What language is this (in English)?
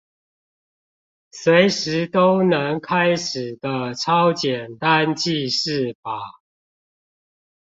Chinese